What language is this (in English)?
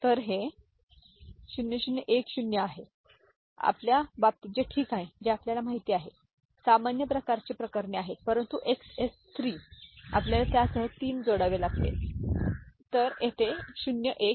Marathi